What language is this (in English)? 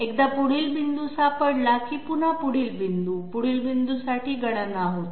Marathi